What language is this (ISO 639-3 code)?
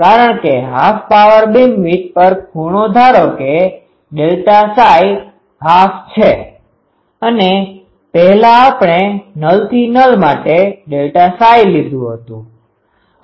guj